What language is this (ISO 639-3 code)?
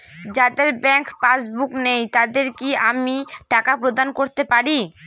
ben